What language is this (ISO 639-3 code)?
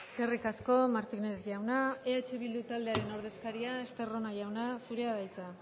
eus